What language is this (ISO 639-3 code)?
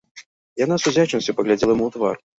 bel